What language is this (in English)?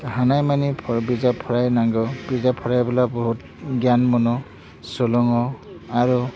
Bodo